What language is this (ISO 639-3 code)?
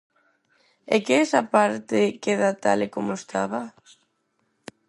glg